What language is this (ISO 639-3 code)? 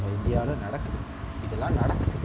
tam